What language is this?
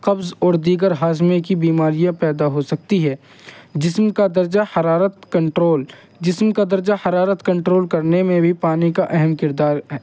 Urdu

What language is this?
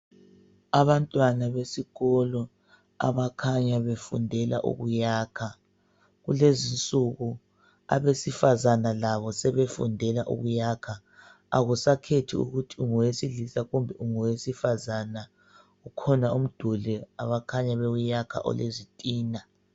North Ndebele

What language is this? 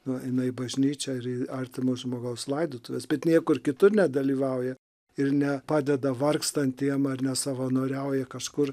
Lithuanian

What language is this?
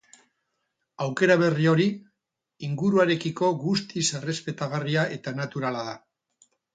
Basque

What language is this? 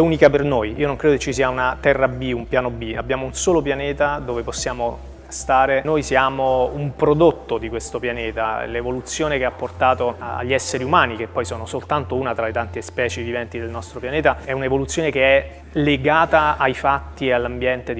Italian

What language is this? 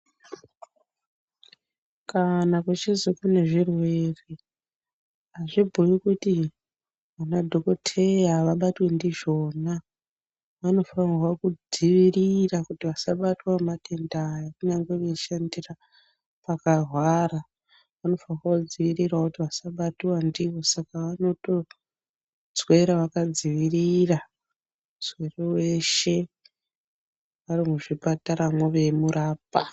Ndau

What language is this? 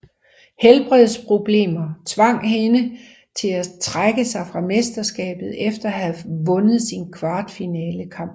Danish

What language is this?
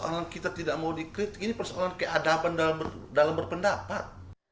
Indonesian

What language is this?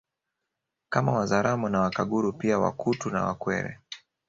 Swahili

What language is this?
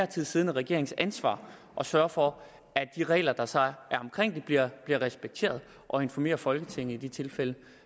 Danish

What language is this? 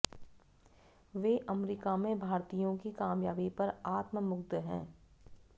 Hindi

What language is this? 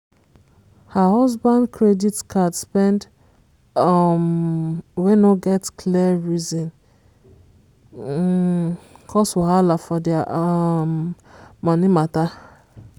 Nigerian Pidgin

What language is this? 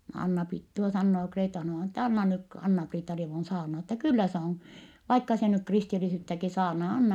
Finnish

